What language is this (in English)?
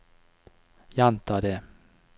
Norwegian